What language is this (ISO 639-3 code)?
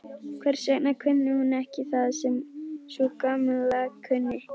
isl